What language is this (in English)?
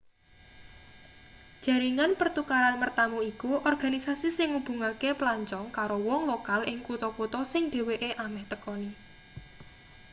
Javanese